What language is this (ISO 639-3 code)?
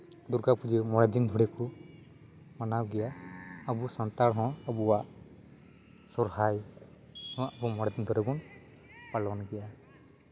sat